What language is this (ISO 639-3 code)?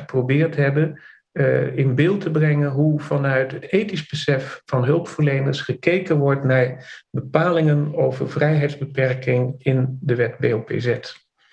nld